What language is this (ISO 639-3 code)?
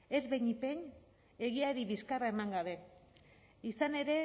eus